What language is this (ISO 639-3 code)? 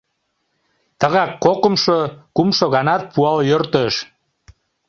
chm